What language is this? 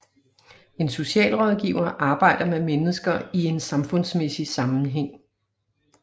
Danish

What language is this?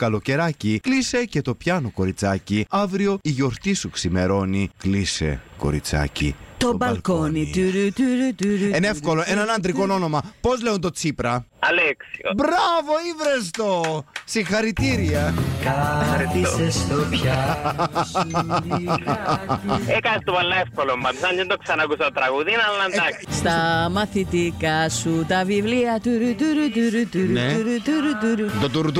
Greek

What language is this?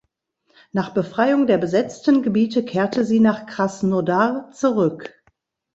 German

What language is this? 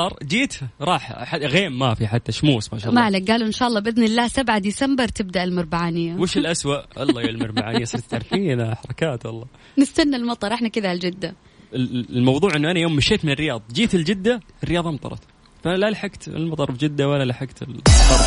Arabic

